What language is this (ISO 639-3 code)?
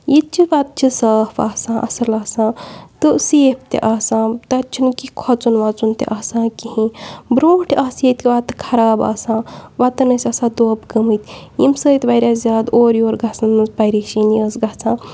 kas